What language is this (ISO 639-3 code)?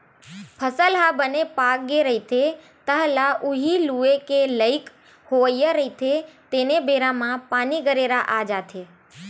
hne